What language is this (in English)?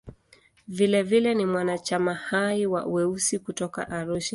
Swahili